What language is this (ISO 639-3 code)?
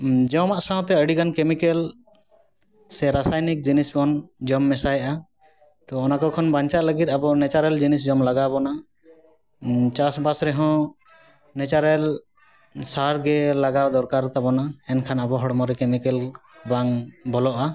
sat